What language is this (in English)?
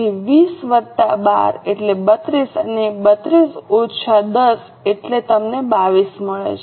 Gujarati